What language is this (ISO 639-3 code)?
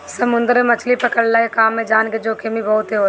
bho